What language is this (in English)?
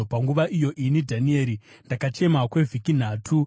Shona